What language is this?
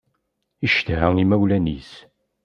Kabyle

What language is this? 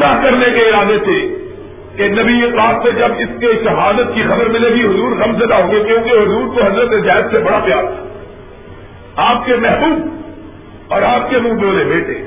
Urdu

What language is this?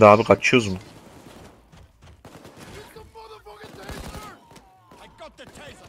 Turkish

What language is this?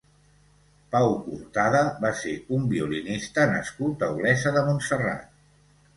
Catalan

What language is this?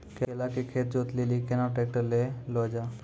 Maithili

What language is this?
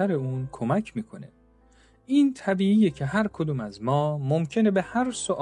Persian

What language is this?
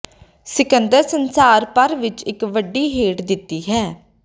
Punjabi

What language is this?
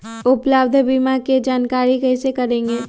Magahi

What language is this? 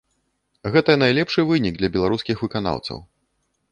Belarusian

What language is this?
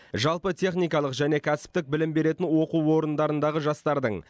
Kazakh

